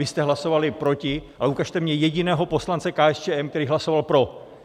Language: Czech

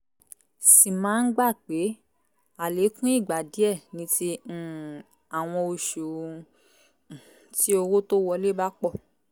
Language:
Yoruba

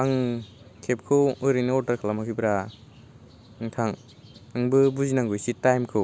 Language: Bodo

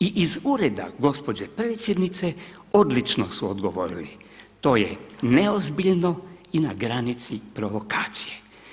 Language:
Croatian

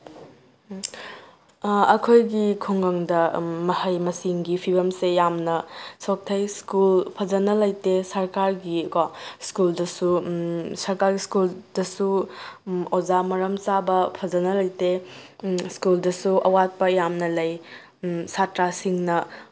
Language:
Manipuri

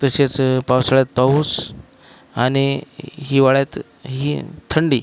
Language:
Marathi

